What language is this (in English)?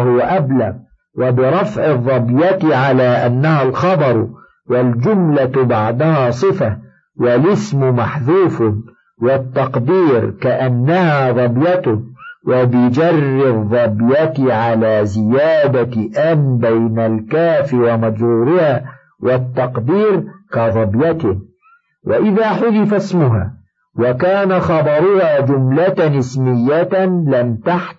Arabic